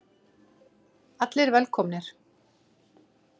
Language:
Icelandic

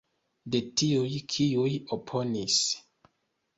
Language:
Esperanto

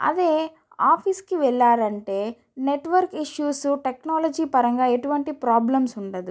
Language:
Telugu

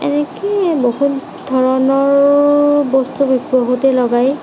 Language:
Assamese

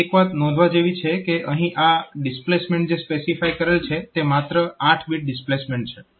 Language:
Gujarati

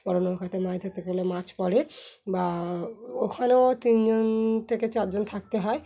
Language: Bangla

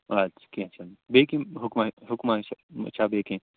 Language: Kashmiri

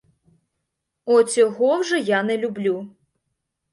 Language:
Ukrainian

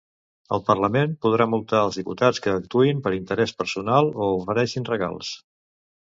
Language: Catalan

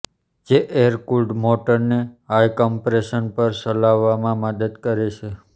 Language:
Gujarati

